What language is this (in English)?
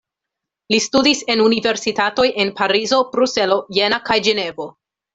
Esperanto